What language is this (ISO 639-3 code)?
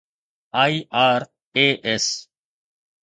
snd